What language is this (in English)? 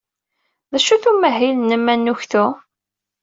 Kabyle